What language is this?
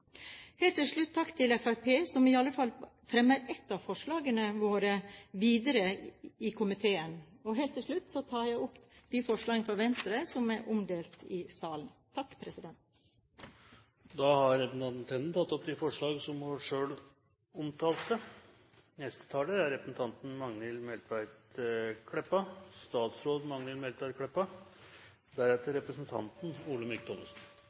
Norwegian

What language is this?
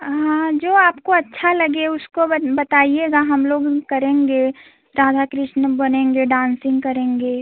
Hindi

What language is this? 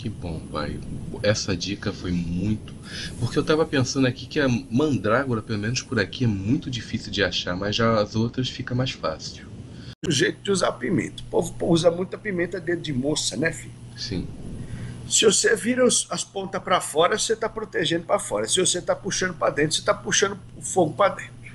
Portuguese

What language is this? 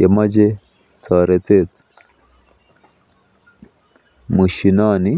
Kalenjin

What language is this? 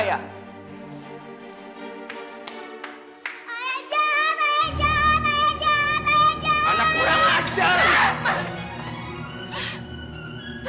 Indonesian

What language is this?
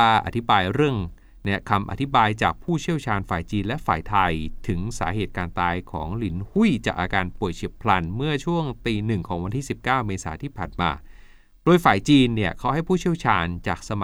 Thai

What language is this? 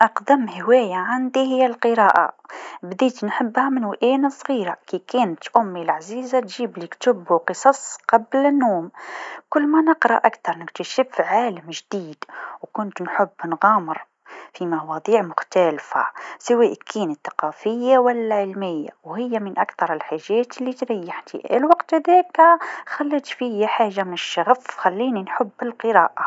Tunisian Arabic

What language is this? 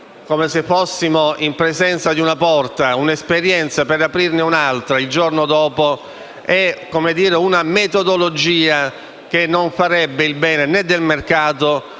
Italian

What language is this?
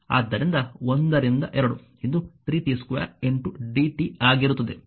Kannada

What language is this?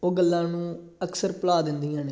Punjabi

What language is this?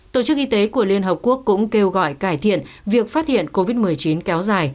Vietnamese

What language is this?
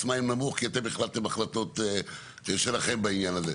Hebrew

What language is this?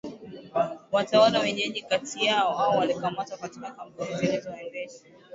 Swahili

